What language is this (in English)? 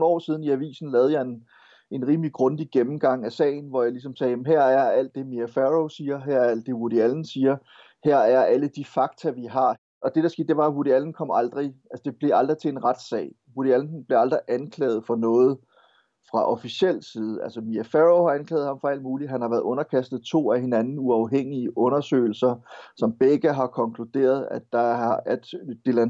Danish